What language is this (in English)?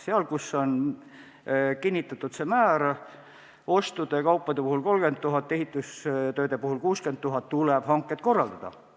Estonian